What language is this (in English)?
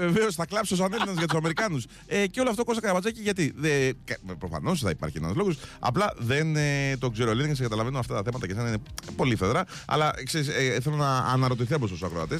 Greek